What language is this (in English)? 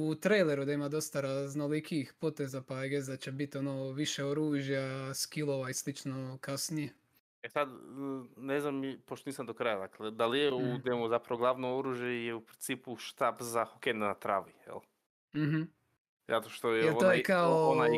Croatian